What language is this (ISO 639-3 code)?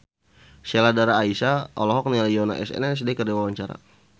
sun